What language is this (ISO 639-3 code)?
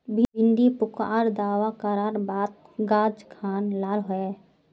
mag